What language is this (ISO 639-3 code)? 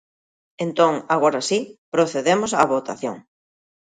glg